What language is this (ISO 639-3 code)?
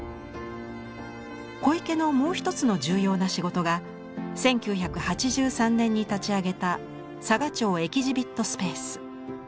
jpn